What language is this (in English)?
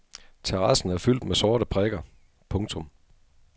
Danish